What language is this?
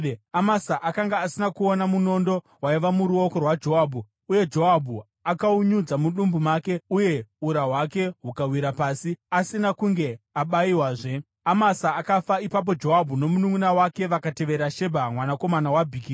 Shona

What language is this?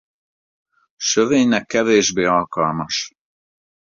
Hungarian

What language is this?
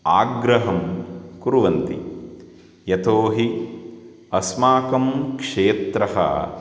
Sanskrit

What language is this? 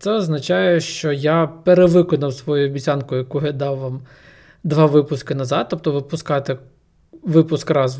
Ukrainian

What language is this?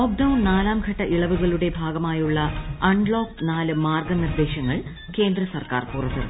Malayalam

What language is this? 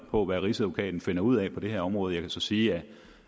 Danish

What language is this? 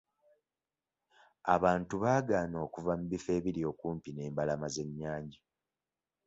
Ganda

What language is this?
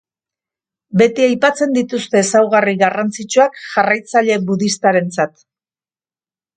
Basque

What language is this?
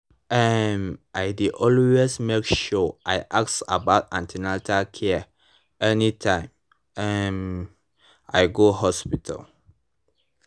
Nigerian Pidgin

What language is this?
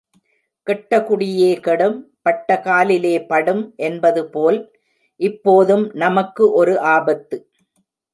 Tamil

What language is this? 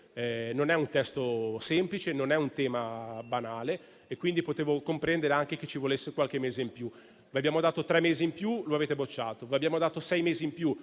Italian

